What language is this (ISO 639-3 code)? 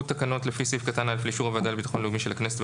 heb